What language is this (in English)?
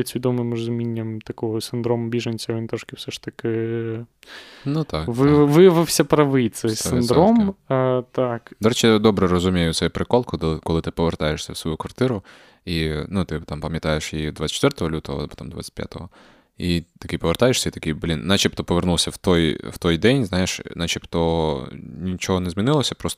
Ukrainian